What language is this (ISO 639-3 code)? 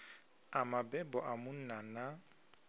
ven